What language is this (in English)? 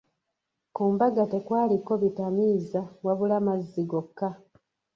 Ganda